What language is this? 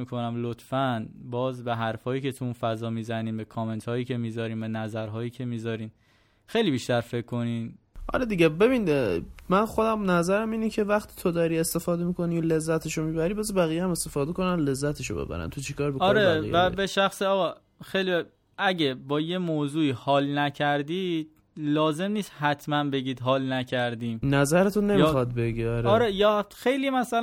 Persian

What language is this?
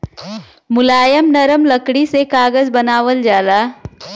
Bhojpuri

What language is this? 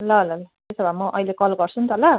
Nepali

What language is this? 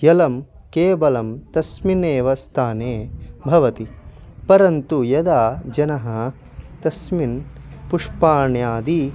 Sanskrit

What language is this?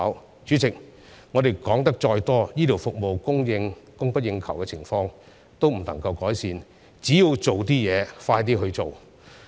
Cantonese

